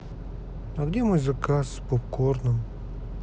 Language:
Russian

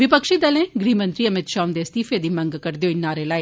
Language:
Dogri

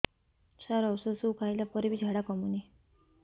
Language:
Odia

